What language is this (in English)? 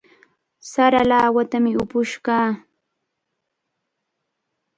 Cajatambo North Lima Quechua